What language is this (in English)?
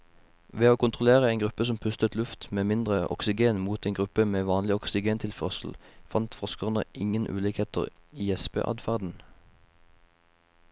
Norwegian